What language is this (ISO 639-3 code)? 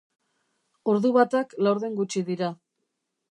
eus